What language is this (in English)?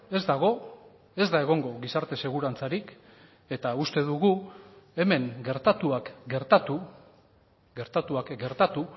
Basque